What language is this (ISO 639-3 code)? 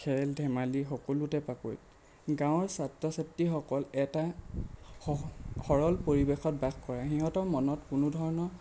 asm